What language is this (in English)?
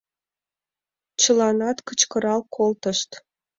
Mari